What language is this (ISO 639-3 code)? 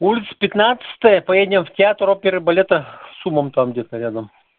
rus